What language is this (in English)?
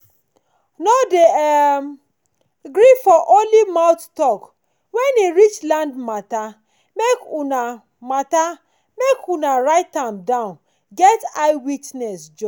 Nigerian Pidgin